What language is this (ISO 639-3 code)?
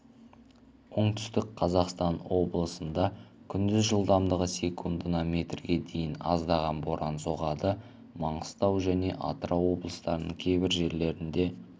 kaz